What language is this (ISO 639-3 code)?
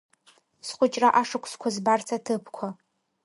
abk